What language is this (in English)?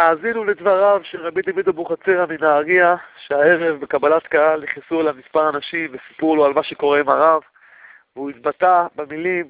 Hebrew